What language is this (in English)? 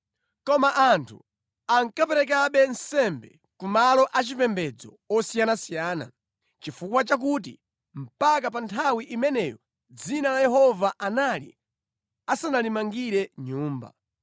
Nyanja